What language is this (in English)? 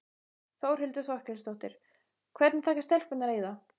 Icelandic